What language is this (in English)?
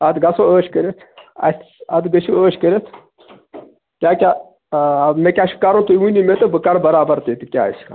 Kashmiri